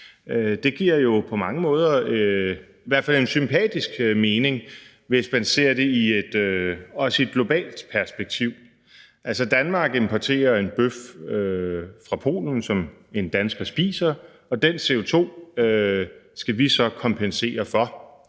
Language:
Danish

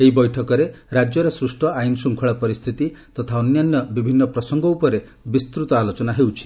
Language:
Odia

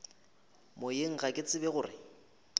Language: Northern Sotho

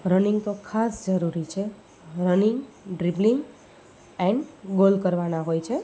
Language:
Gujarati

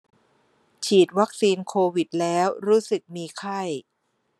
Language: Thai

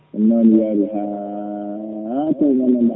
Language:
Fula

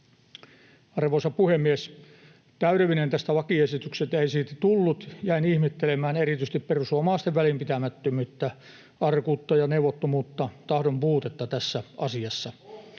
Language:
Finnish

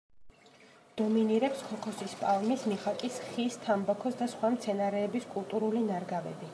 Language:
Georgian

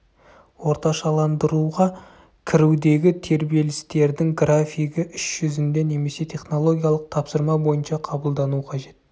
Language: Kazakh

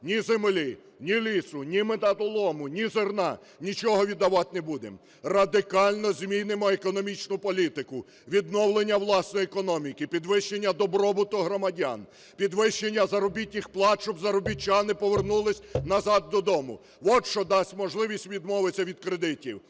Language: Ukrainian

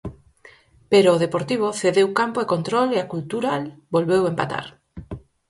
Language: Galician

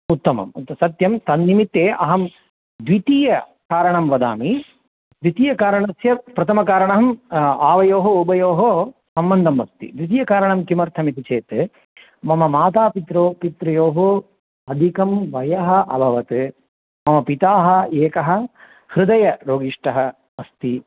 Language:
Sanskrit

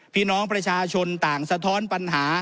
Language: Thai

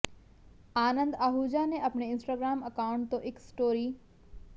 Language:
Punjabi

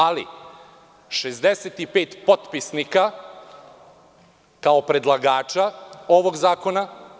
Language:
Serbian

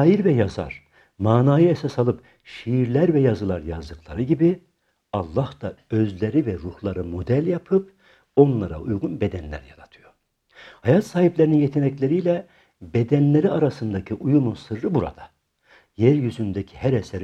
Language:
Turkish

